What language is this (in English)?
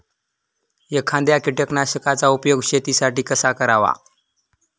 Marathi